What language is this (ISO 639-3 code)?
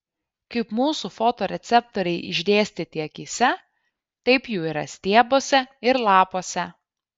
lit